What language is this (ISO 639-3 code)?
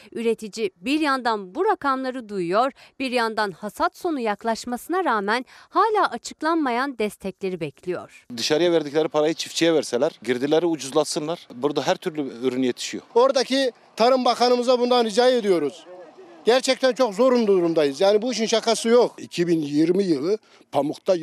tur